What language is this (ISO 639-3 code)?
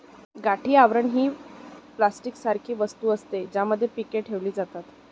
mar